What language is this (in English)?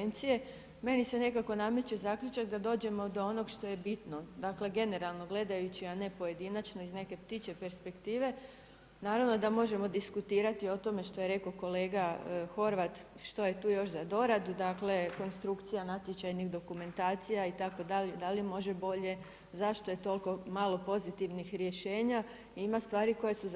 Croatian